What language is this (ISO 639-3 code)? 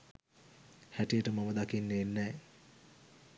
sin